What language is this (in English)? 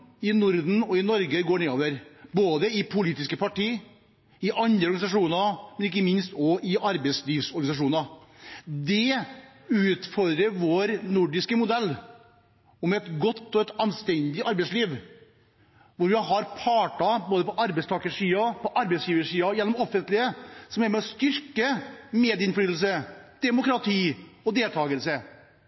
Norwegian Bokmål